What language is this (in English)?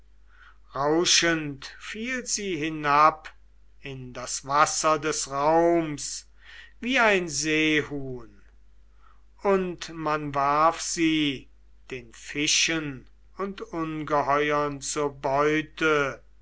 German